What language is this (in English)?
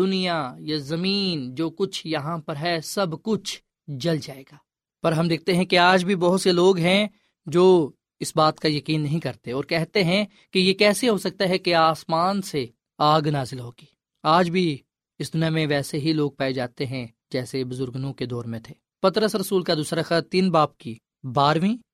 Urdu